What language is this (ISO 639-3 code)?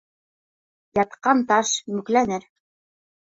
bak